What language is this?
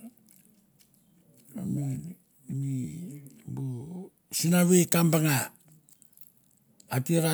Mandara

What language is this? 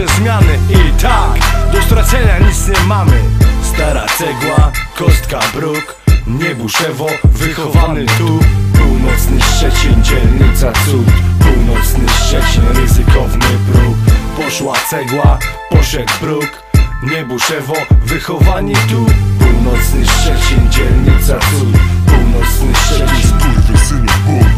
Polish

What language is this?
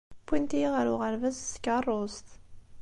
Kabyle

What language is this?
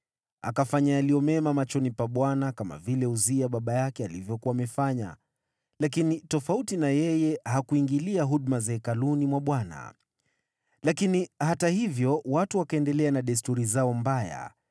Swahili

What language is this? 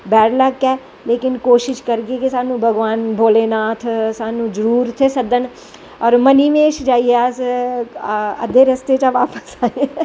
Dogri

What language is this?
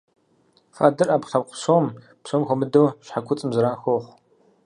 Kabardian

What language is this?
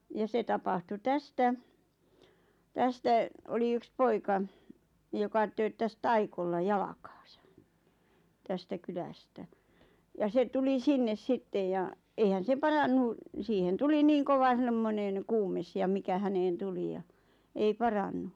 Finnish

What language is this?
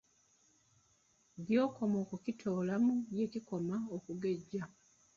Ganda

